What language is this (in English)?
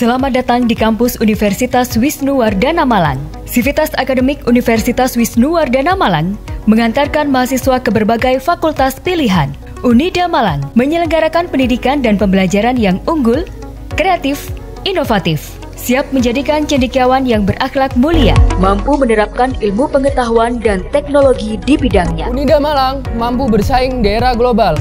Indonesian